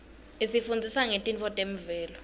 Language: Swati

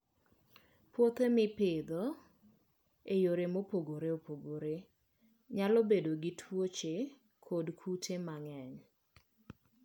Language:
Luo (Kenya and Tanzania)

